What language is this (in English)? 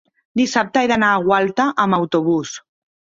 Catalan